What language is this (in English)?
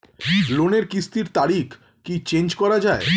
Bangla